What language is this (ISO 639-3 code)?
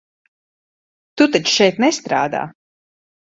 lav